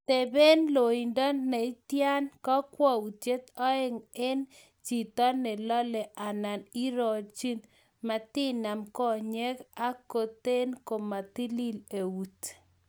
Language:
Kalenjin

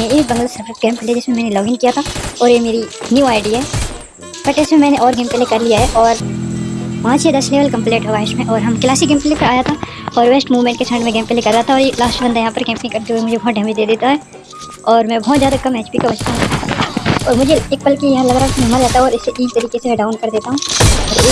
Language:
Hindi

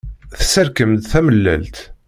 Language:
Kabyle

